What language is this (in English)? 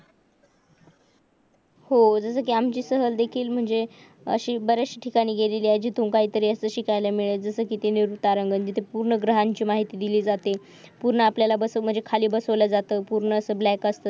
Marathi